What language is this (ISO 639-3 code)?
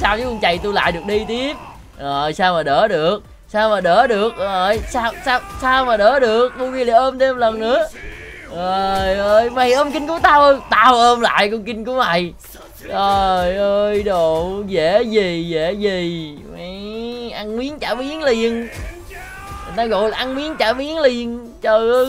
vie